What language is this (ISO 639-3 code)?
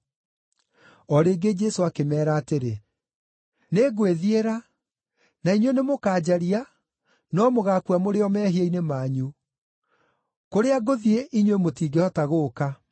kik